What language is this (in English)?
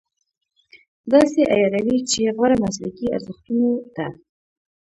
Pashto